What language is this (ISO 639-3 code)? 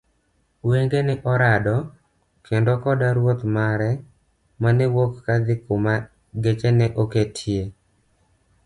luo